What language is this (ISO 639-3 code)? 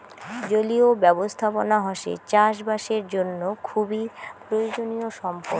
ben